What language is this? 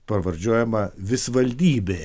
Lithuanian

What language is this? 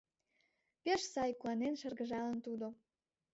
Mari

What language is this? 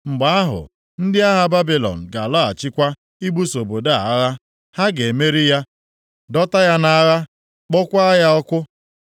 Igbo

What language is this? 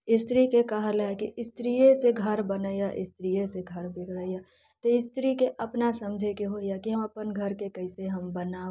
Maithili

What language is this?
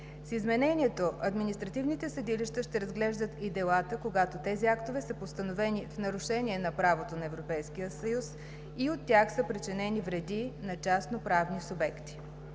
Bulgarian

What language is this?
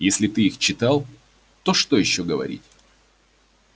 Russian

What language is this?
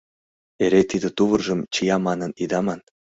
Mari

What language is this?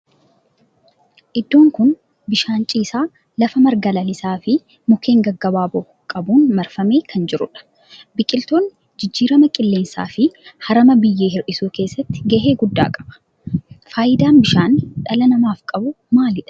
Oromo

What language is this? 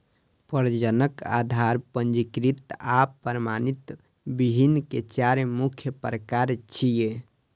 Maithili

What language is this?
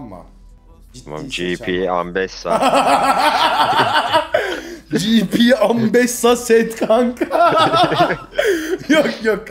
Turkish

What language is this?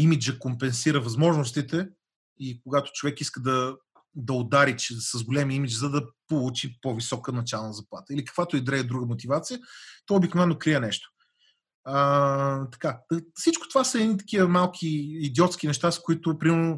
Bulgarian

